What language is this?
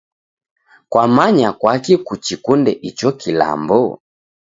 Taita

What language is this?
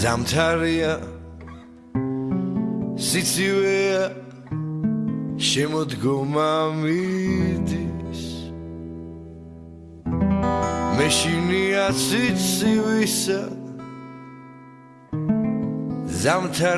Georgian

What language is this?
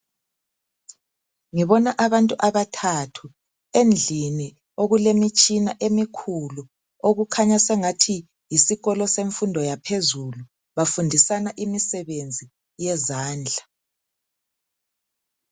North Ndebele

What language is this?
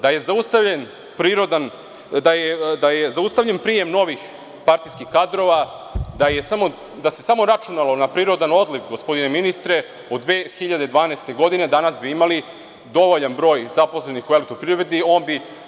Serbian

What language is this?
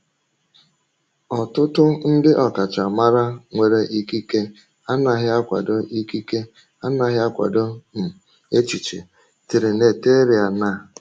Igbo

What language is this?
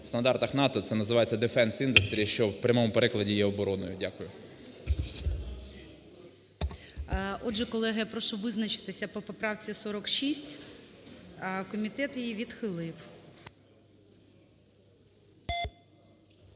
Ukrainian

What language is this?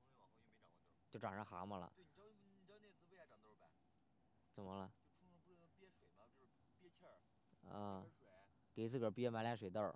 Chinese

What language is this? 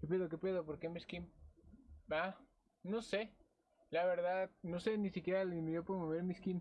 Spanish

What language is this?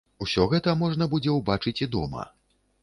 Belarusian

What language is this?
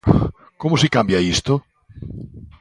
Galician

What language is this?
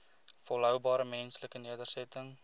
Afrikaans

